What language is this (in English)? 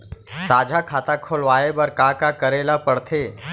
Chhattisgarhi